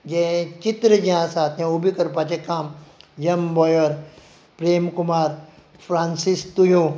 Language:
Konkani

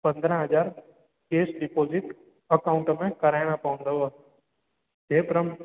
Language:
Sindhi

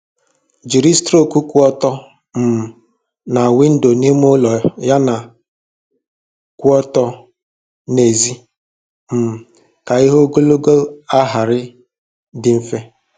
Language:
Igbo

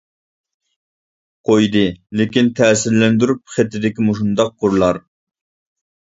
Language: Uyghur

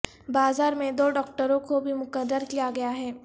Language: Urdu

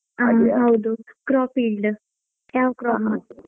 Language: Kannada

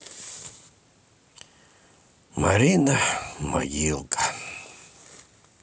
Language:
Russian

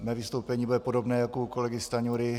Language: Czech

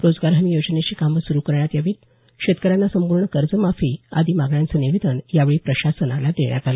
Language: Marathi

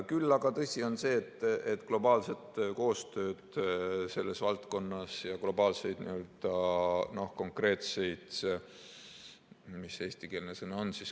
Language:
Estonian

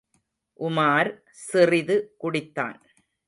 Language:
Tamil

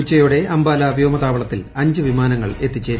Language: Malayalam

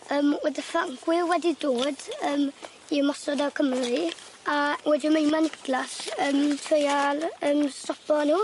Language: Welsh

